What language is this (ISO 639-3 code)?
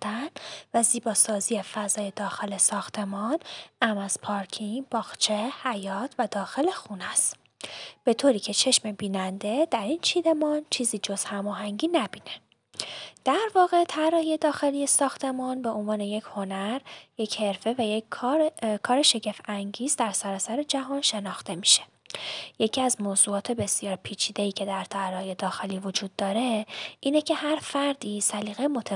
fas